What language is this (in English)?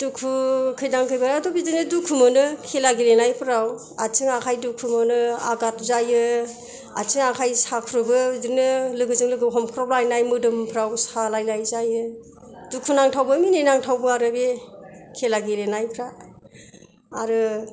Bodo